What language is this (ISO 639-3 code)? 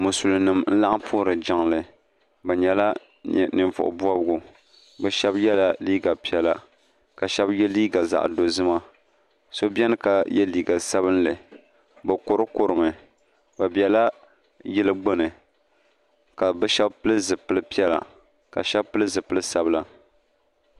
dag